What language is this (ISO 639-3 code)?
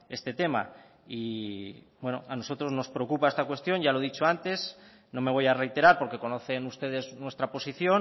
spa